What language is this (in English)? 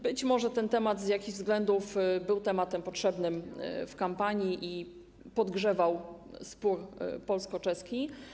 Polish